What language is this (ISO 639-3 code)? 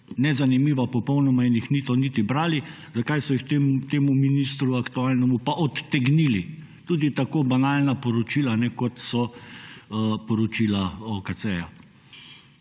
slv